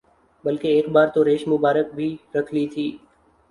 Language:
Urdu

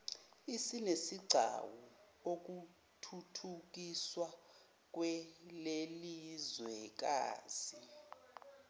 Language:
Zulu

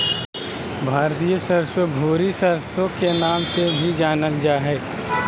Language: Magahi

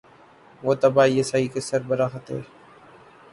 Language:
Urdu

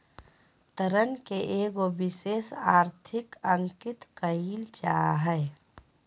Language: Magahi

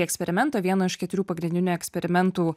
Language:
Lithuanian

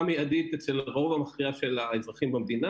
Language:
Hebrew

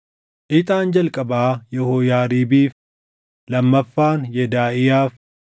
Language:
Oromo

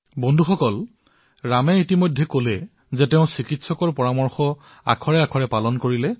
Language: Assamese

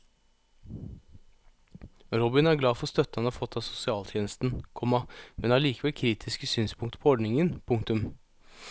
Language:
Norwegian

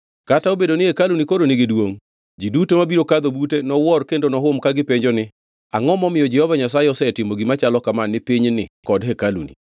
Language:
Luo (Kenya and Tanzania)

